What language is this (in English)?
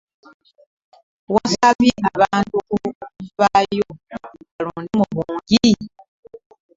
Ganda